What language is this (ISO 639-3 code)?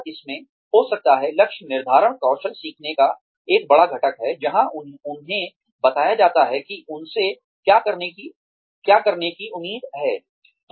hin